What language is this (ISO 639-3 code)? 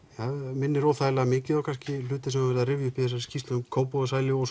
isl